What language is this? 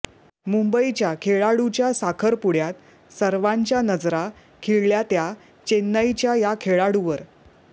Marathi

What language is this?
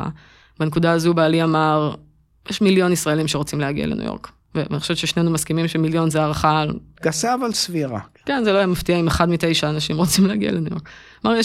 Hebrew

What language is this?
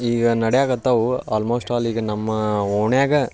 Kannada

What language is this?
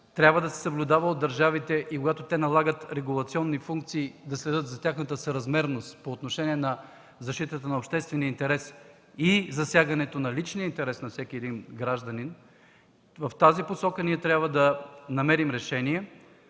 Bulgarian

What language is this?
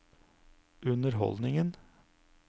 Norwegian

